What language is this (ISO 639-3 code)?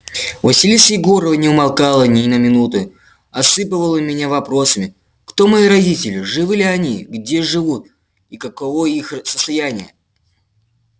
rus